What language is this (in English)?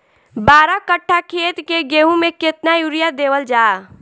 Bhojpuri